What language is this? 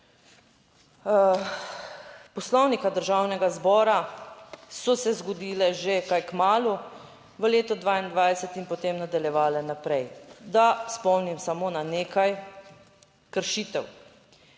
Slovenian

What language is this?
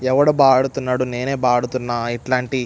Telugu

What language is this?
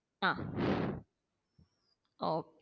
Malayalam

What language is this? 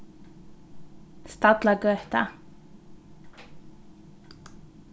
Faroese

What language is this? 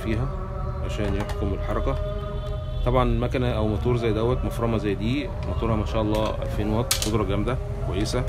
Arabic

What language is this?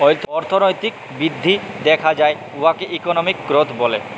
Bangla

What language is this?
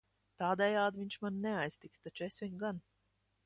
Latvian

